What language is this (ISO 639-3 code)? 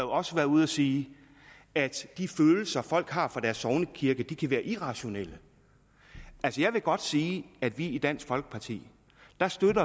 dan